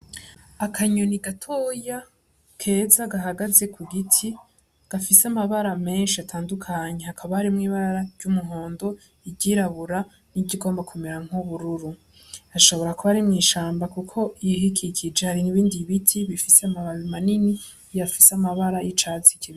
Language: Rundi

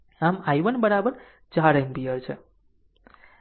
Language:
Gujarati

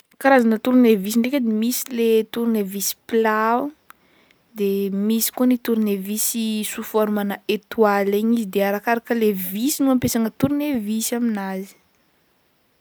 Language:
Northern Betsimisaraka Malagasy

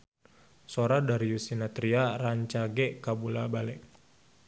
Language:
Sundanese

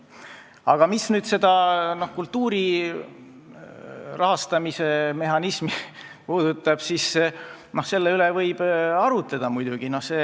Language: Estonian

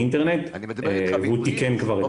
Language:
Hebrew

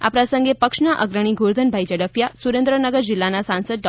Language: Gujarati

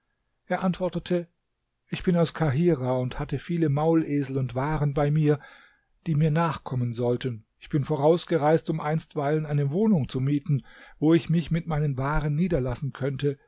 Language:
German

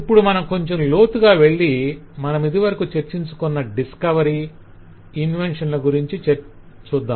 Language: Telugu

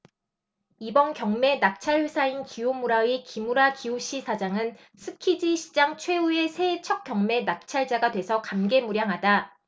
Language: Korean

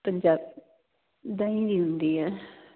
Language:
Punjabi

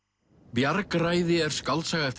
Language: Icelandic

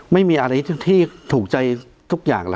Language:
Thai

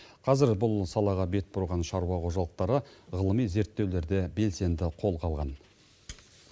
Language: Kazakh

